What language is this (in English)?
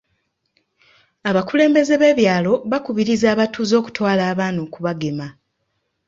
Ganda